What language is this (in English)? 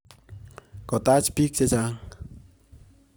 Kalenjin